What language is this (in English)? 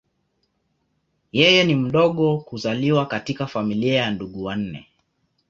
Swahili